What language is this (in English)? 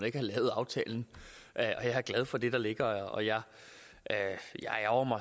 Danish